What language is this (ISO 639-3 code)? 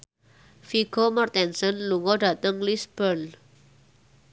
jav